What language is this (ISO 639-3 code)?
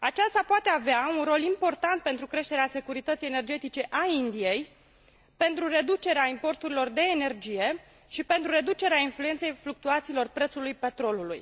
ron